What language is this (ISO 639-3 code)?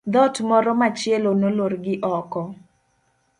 luo